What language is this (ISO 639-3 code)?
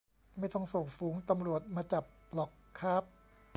tha